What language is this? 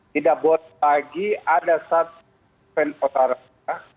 Indonesian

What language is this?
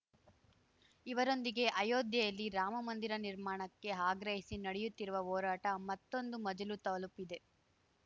Kannada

